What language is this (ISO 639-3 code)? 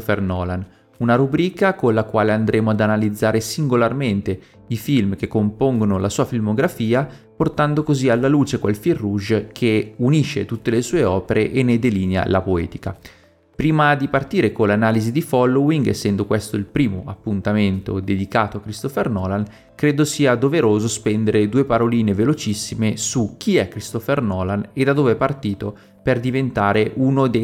ita